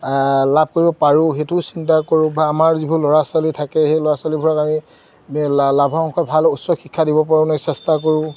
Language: Assamese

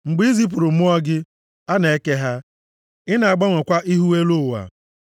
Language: Igbo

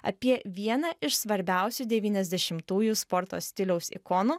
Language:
Lithuanian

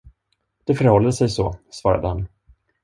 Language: Swedish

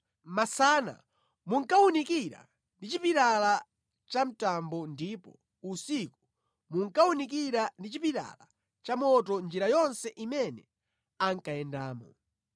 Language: Nyanja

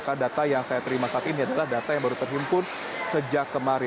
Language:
Indonesian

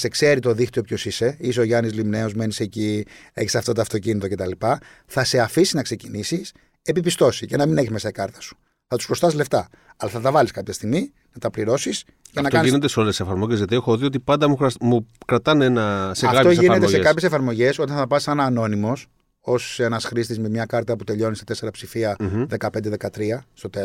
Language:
Greek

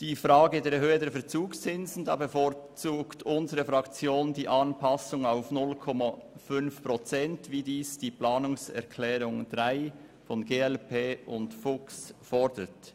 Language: Swiss German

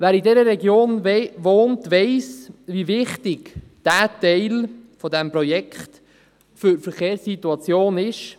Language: Swiss German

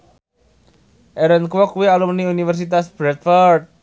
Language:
Javanese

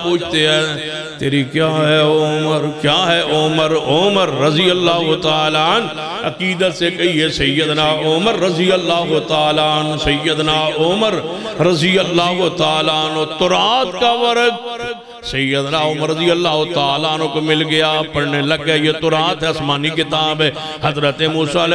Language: Arabic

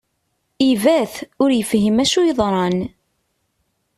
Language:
Kabyle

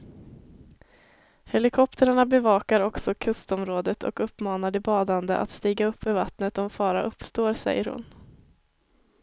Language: Swedish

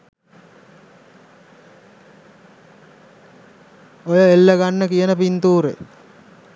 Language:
Sinhala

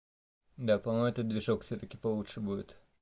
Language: Russian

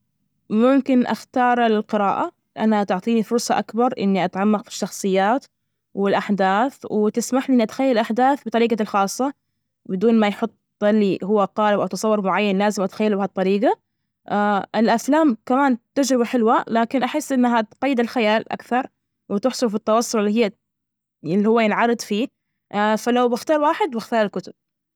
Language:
Najdi Arabic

